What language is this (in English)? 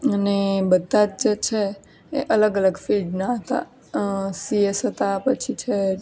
Gujarati